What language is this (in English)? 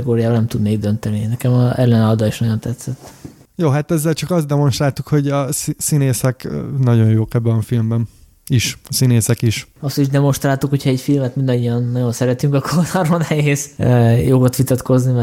Hungarian